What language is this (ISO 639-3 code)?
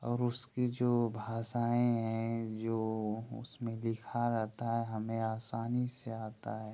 hin